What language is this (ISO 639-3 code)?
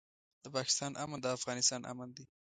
pus